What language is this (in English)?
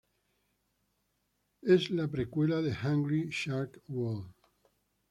Spanish